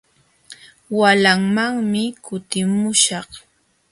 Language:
Jauja Wanca Quechua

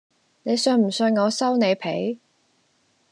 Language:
Cantonese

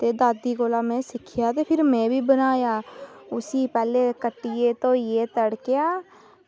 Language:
Dogri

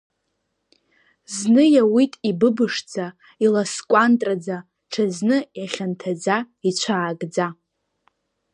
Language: Abkhazian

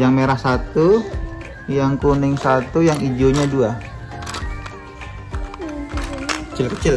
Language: Indonesian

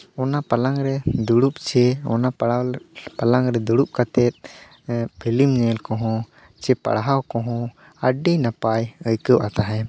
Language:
Santali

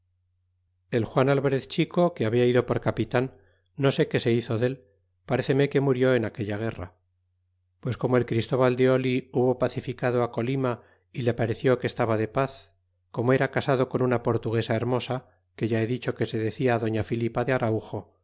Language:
Spanish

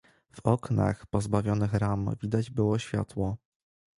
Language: Polish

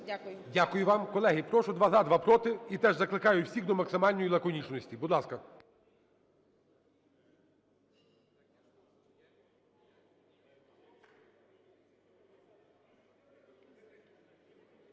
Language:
Ukrainian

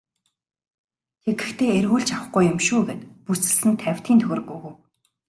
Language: Mongolian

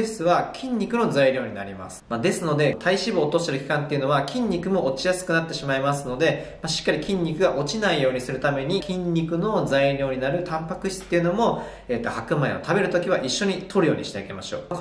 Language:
Japanese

